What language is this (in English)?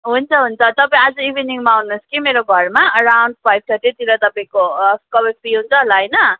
Nepali